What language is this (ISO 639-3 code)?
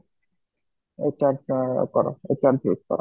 ori